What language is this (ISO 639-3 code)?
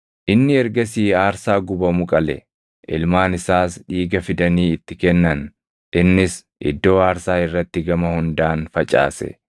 orm